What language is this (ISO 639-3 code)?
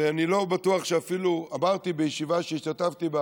heb